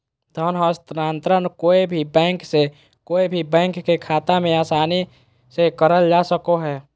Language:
Magahi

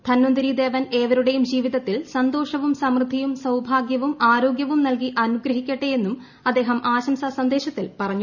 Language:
Malayalam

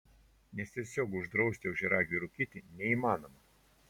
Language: Lithuanian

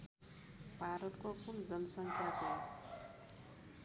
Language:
Nepali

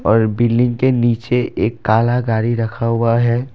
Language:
Hindi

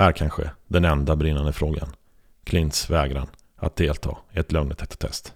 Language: Swedish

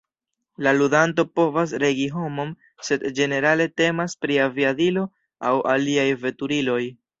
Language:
Esperanto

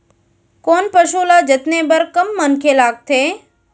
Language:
Chhattisgarhi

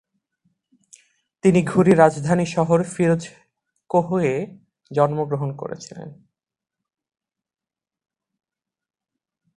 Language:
Bangla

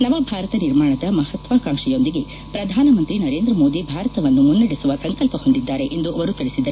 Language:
Kannada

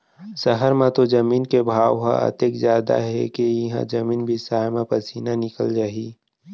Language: Chhattisgarhi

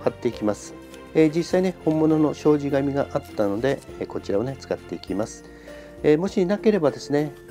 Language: Japanese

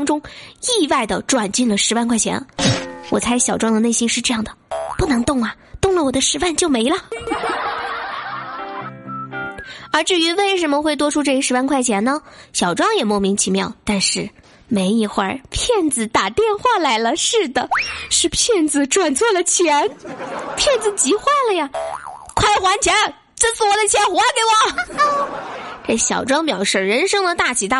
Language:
Chinese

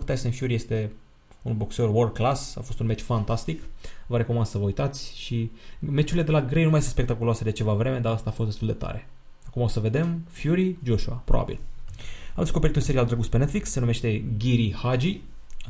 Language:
Romanian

